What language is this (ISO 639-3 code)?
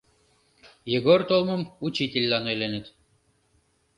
chm